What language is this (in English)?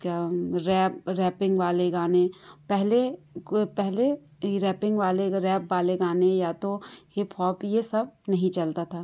Hindi